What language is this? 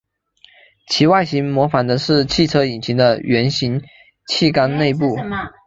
Chinese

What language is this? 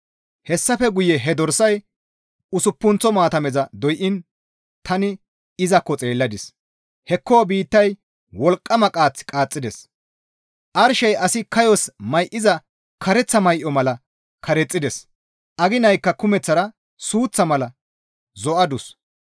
Gamo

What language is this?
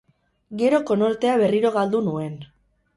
Basque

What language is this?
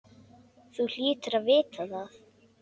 Icelandic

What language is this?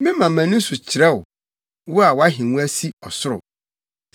Akan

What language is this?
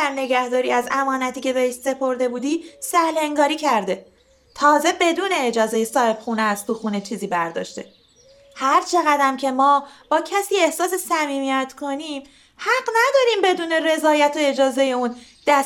Persian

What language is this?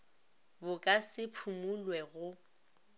Northern Sotho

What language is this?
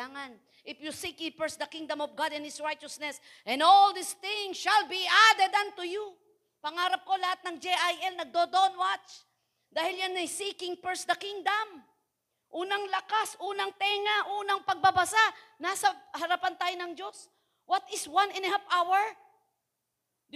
Filipino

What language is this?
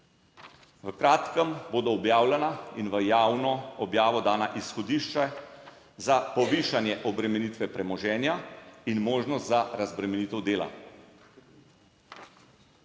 Slovenian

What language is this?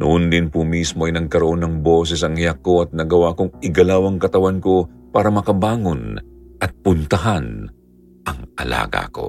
Filipino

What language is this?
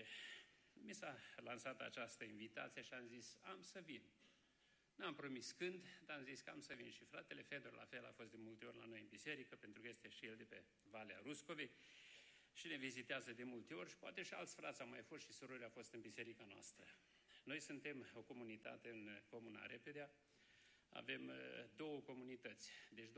Romanian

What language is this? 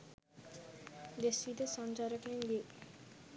Sinhala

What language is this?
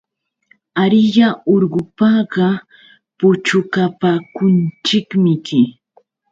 Yauyos Quechua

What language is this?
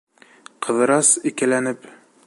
Bashkir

